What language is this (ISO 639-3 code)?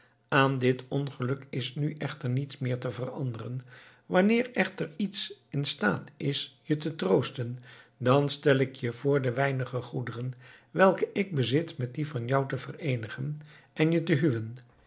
nld